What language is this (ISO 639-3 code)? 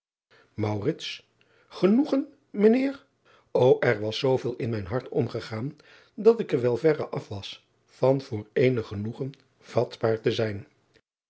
nld